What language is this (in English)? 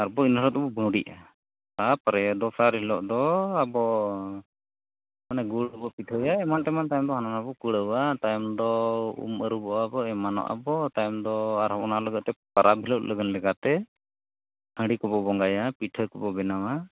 Santali